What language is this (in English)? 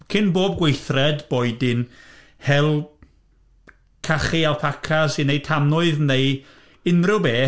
Welsh